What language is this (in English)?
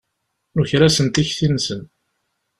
Kabyle